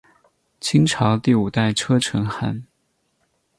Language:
Chinese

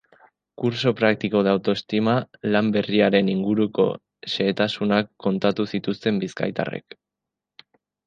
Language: Basque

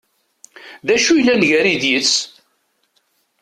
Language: Kabyle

